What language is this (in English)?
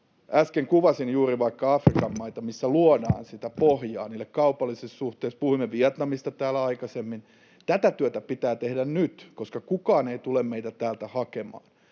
Finnish